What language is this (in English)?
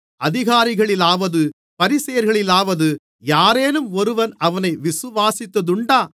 Tamil